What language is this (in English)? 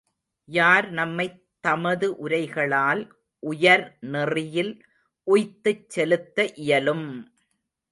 Tamil